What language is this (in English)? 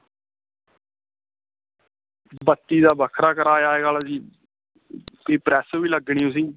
Dogri